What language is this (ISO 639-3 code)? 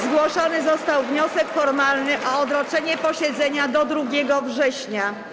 pol